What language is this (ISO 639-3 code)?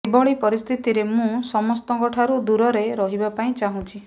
ori